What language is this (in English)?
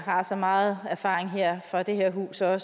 Danish